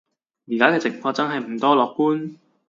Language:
Cantonese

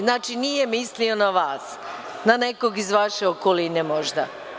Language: Serbian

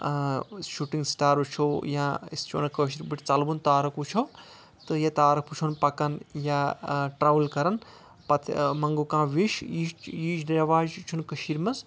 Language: Kashmiri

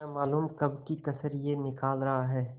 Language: Hindi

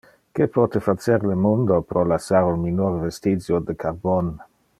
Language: Interlingua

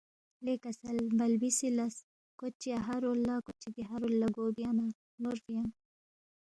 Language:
Balti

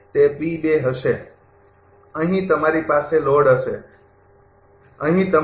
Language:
Gujarati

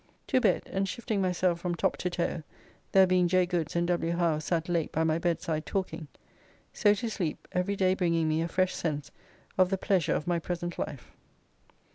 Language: English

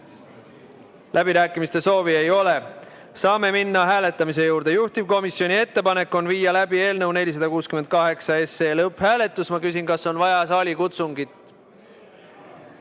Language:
Estonian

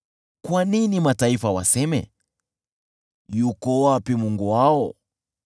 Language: Swahili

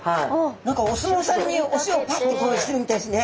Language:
Japanese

